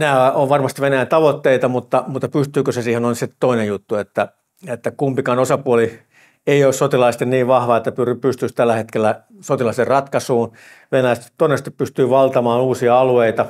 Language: Finnish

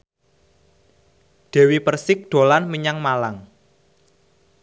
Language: Javanese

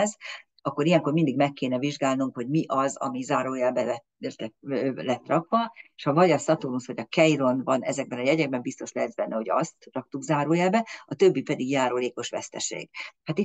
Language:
Hungarian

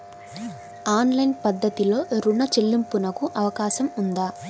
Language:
Telugu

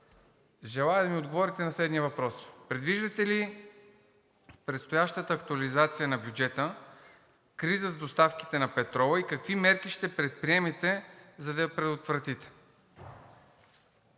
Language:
Bulgarian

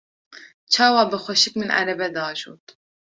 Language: Kurdish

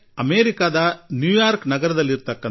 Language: Kannada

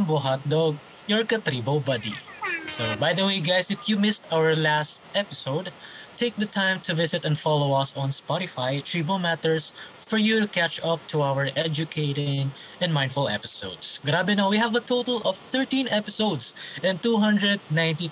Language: Filipino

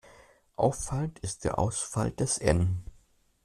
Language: German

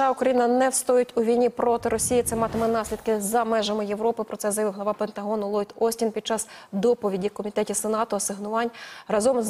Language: Ukrainian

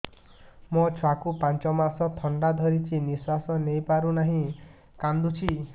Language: Odia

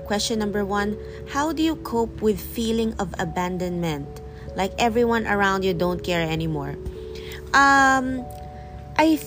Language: Filipino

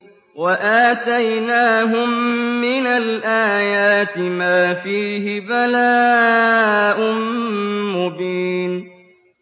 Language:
Arabic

